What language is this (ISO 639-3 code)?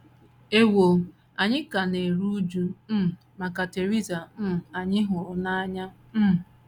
ibo